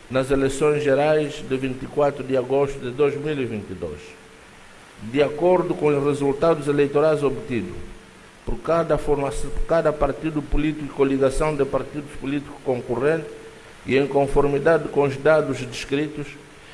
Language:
Portuguese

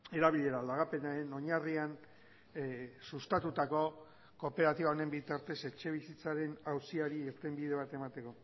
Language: Basque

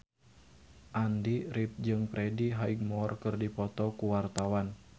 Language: Sundanese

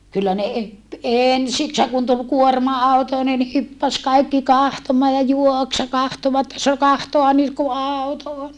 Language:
Finnish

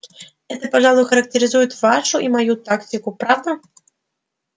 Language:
Russian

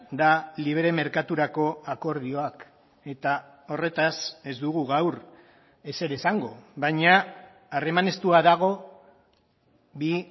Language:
Basque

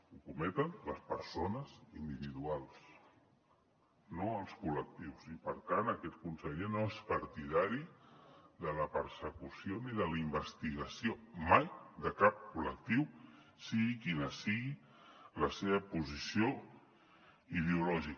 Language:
Catalan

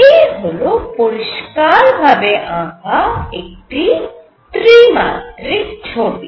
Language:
Bangla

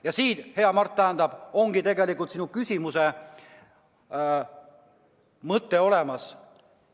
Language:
Estonian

